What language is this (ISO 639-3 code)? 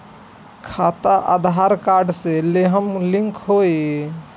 bho